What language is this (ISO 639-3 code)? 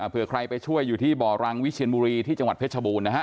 tha